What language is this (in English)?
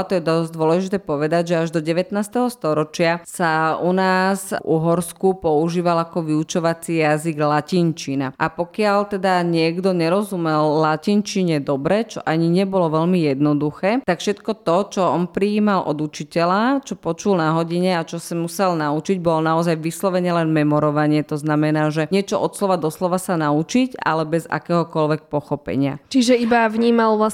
Slovak